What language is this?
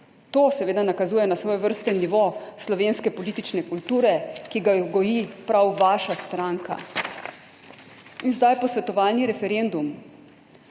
Slovenian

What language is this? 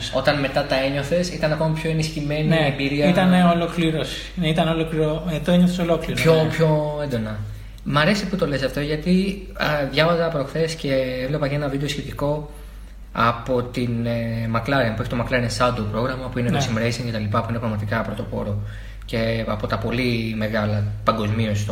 Greek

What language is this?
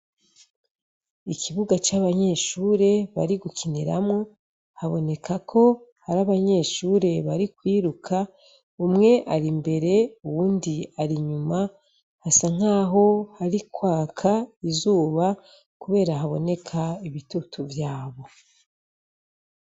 Rundi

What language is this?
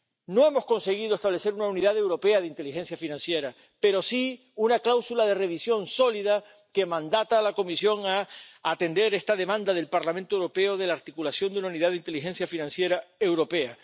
Spanish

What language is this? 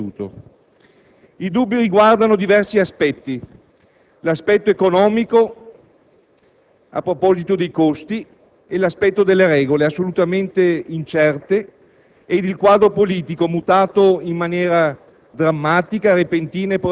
Italian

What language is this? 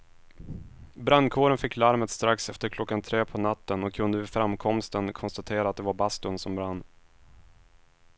Swedish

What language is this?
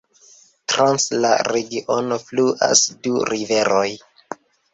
Esperanto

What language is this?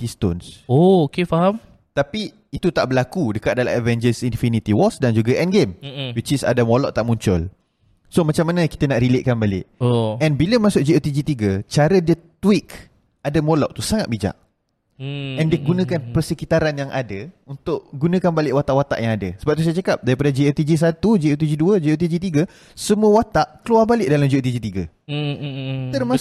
Malay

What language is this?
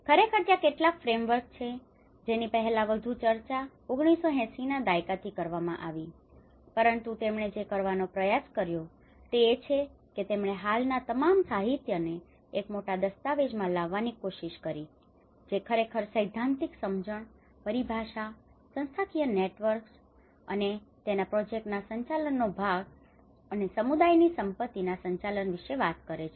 Gujarati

